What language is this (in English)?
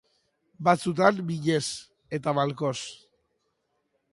Basque